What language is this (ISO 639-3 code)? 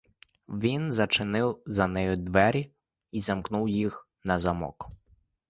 ukr